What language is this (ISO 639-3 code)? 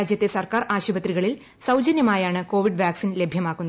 mal